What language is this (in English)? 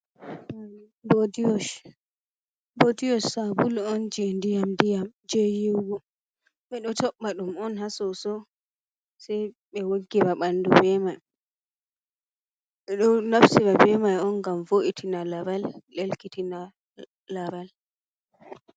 Fula